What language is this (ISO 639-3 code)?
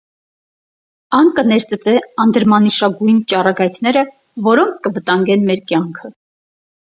hye